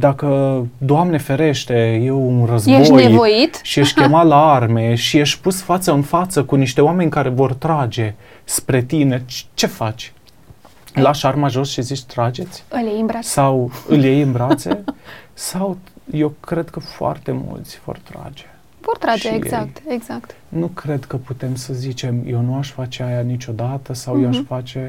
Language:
Romanian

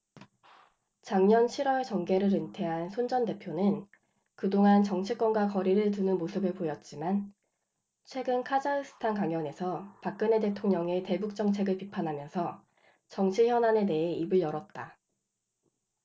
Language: Korean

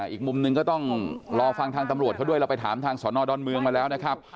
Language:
Thai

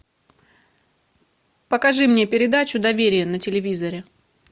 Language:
Russian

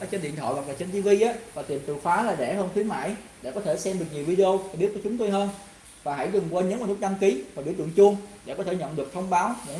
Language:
Vietnamese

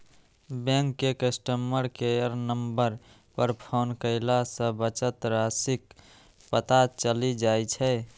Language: Maithili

